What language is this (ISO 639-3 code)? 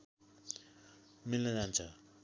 nep